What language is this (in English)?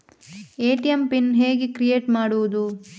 Kannada